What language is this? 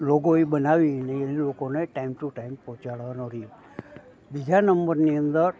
Gujarati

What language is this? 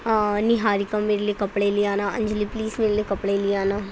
Urdu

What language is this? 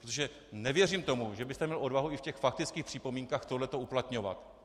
Czech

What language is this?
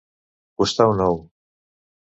Catalan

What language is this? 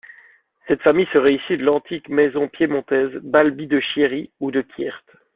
French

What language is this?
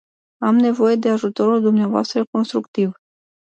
Romanian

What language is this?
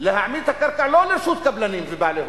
Hebrew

